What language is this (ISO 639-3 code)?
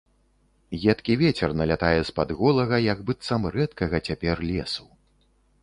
bel